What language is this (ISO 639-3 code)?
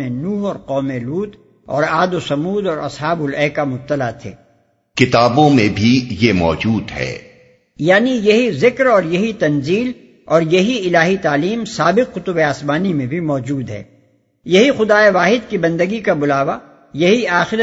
urd